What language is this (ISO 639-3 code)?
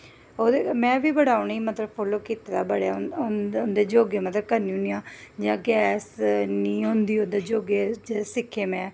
doi